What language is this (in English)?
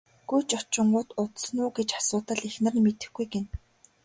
Mongolian